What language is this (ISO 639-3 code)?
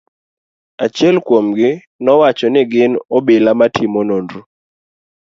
luo